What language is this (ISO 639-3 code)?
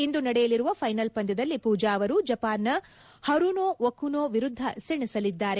kan